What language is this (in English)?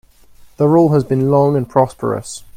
English